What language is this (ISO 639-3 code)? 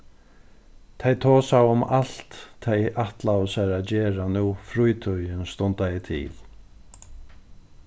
fao